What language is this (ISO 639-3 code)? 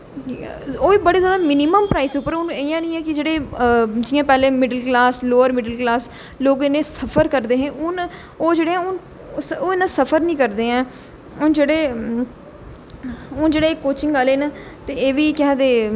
doi